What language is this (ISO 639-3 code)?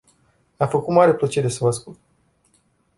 ron